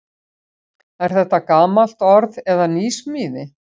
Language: Icelandic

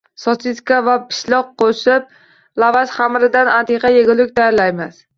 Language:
Uzbek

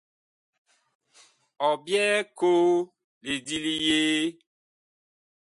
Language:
Bakoko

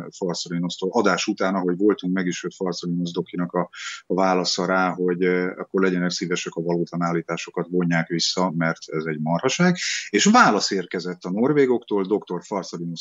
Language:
Hungarian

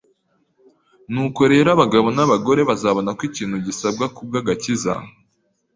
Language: Kinyarwanda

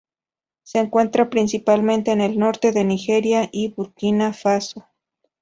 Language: Spanish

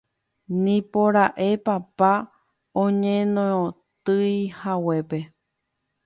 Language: Guarani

